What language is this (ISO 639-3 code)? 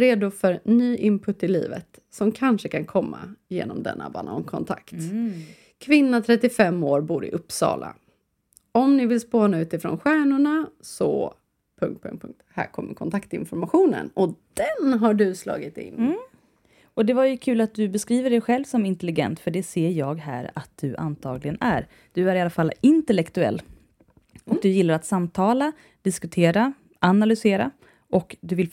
swe